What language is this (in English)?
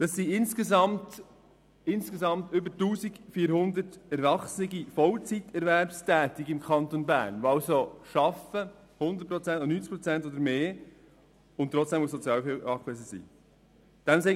Swiss German